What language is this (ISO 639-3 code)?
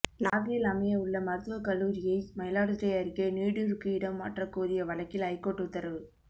tam